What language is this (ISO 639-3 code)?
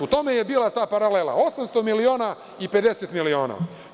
srp